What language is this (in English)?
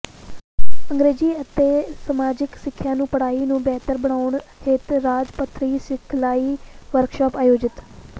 Punjabi